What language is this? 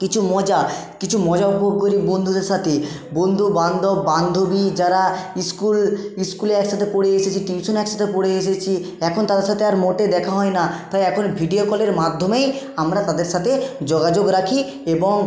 Bangla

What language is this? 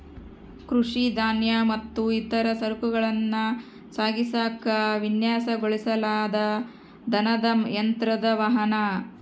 Kannada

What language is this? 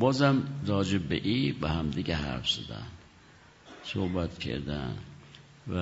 Persian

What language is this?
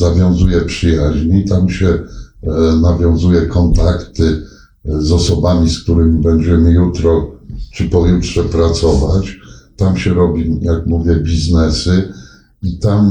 Polish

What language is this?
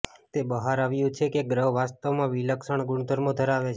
Gujarati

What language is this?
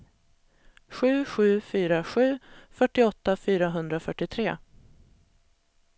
Swedish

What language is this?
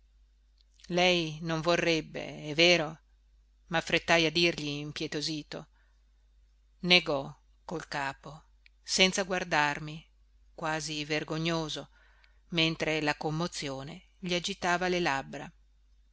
Italian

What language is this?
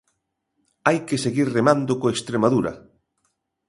Galician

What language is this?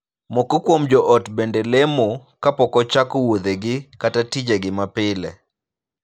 Luo (Kenya and Tanzania)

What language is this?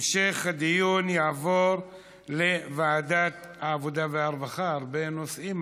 Hebrew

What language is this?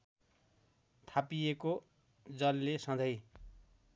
Nepali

